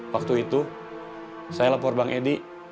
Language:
Indonesian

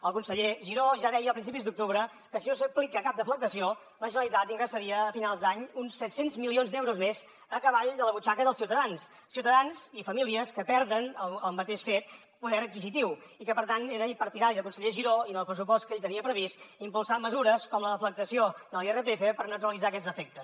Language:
Catalan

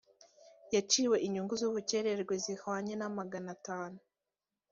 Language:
Kinyarwanda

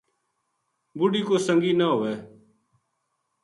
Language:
Gujari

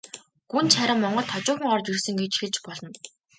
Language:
Mongolian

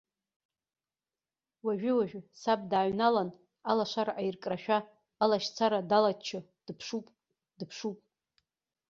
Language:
Abkhazian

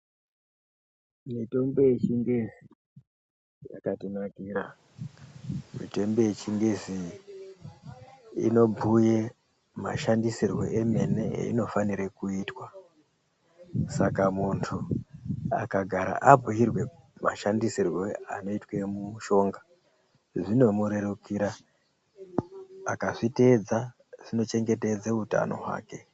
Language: Ndau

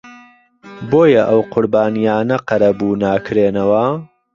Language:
Central Kurdish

